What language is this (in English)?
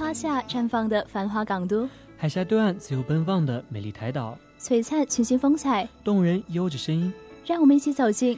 Chinese